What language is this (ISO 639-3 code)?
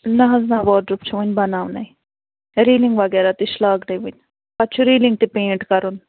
kas